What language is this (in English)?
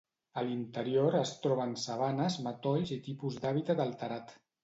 Catalan